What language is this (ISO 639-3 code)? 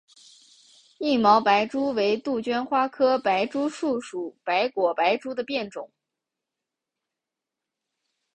zho